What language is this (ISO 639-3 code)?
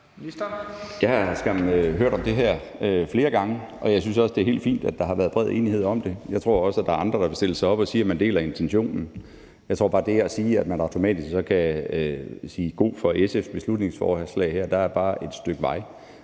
dan